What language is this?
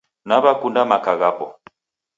Taita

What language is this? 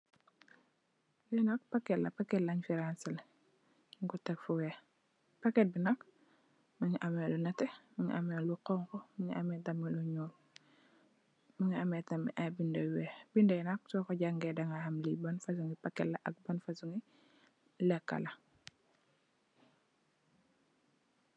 Wolof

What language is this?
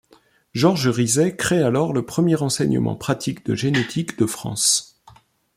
French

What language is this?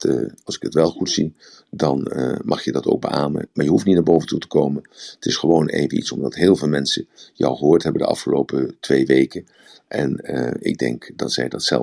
Dutch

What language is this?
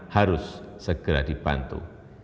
Indonesian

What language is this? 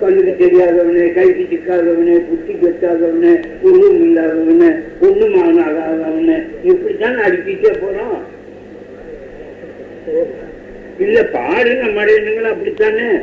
Tamil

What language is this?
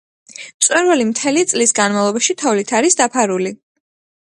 Georgian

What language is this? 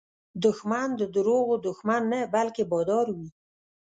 Pashto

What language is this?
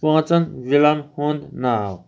Kashmiri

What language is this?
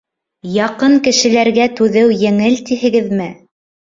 Bashkir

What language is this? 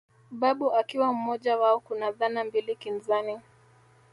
Swahili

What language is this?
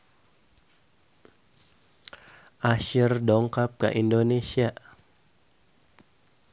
Sundanese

